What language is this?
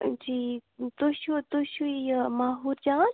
Kashmiri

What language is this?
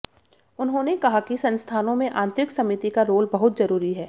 Hindi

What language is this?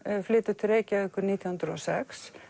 Icelandic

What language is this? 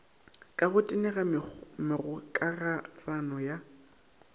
Northern Sotho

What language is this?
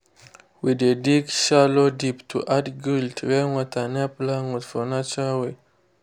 Nigerian Pidgin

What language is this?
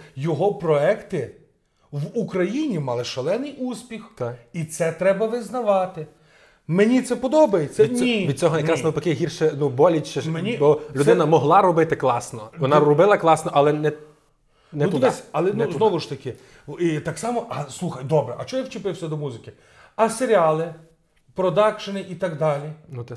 Ukrainian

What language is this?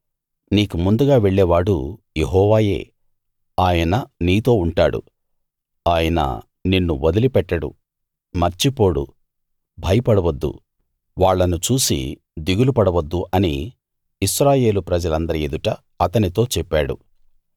Telugu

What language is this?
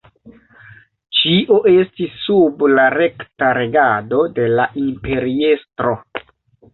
Esperanto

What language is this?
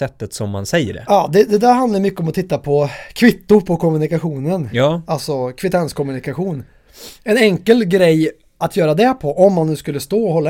Swedish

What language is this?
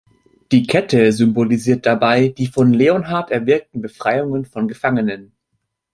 German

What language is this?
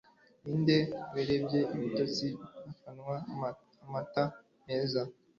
Kinyarwanda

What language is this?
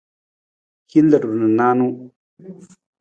Nawdm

